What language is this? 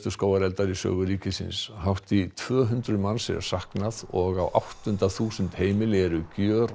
Icelandic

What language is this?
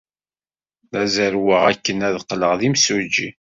Kabyle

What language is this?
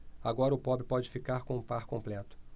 Portuguese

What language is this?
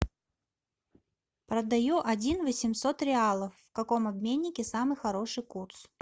Russian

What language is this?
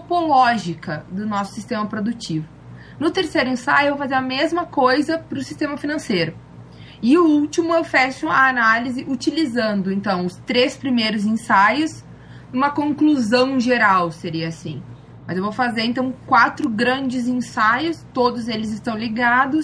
Portuguese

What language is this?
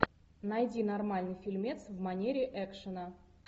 Russian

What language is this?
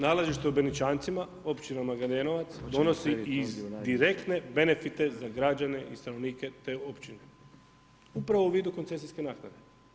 Croatian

